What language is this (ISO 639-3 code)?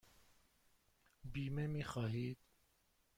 fas